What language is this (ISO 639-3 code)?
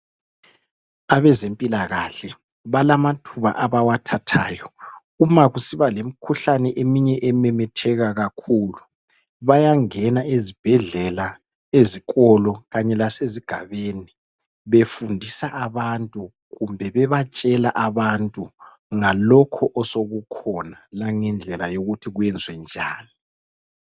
nde